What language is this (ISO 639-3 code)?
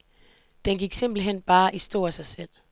dan